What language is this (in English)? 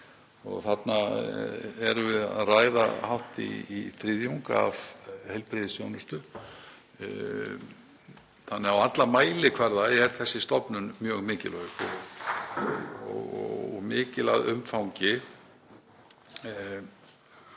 Icelandic